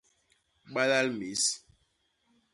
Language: Basaa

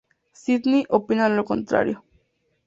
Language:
Spanish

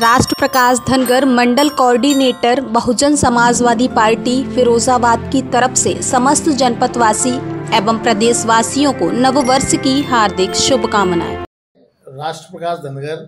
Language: Hindi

